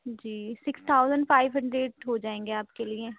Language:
Urdu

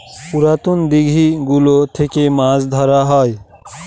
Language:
Bangla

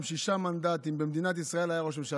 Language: Hebrew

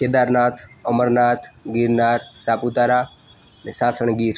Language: Gujarati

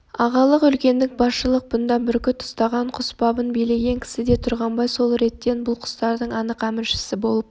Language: Kazakh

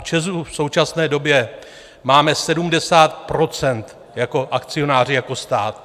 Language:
Czech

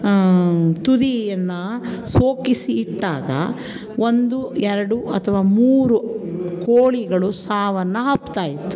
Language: Kannada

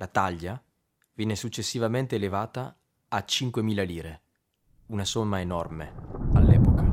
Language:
Italian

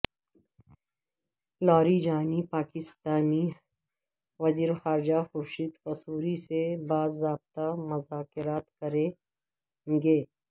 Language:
Urdu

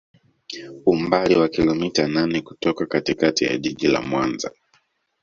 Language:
Swahili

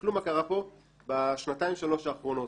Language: Hebrew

